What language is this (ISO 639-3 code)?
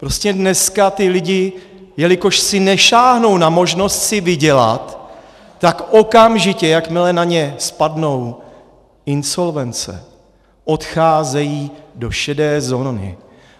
ces